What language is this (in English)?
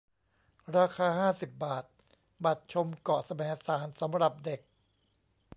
Thai